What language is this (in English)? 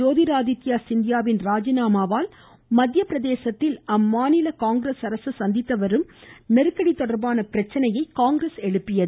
Tamil